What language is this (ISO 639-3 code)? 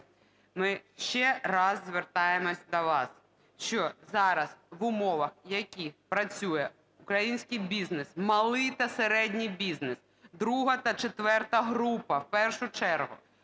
ukr